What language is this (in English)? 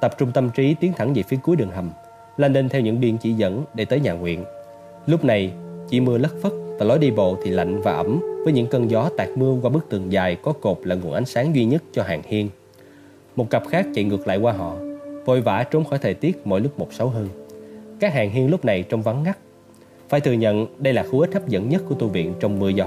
Vietnamese